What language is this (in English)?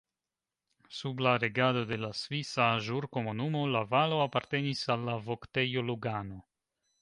Esperanto